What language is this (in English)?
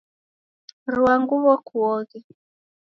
Taita